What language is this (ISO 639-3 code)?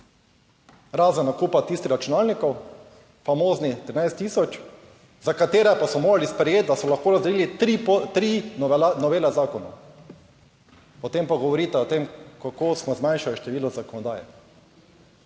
slv